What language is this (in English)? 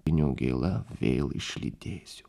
Lithuanian